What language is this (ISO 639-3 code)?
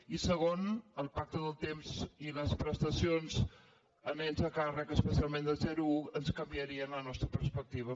cat